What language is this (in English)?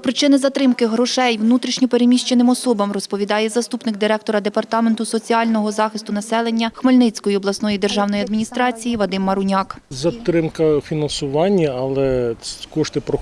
Ukrainian